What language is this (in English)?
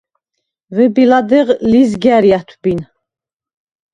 Svan